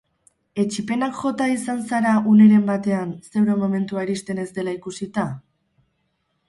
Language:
Basque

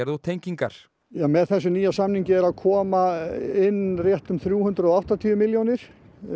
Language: Icelandic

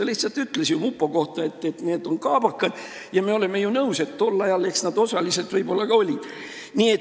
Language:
Estonian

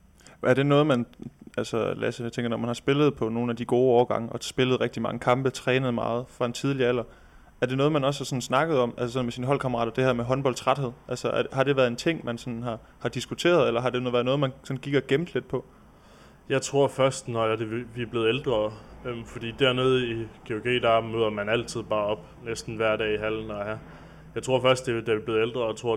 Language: Danish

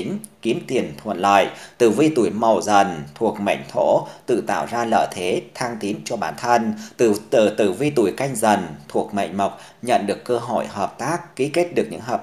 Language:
Vietnamese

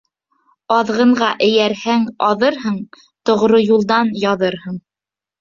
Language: Bashkir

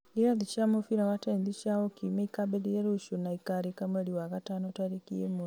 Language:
Kikuyu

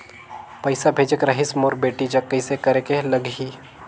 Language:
Chhattisgarhi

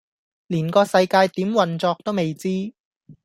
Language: Cantonese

